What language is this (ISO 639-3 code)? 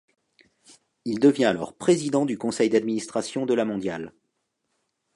fra